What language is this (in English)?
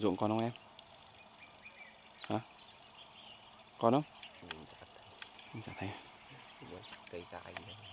Vietnamese